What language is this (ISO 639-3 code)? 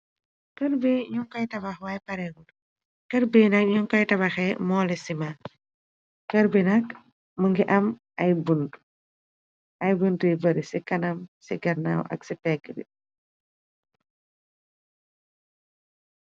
wol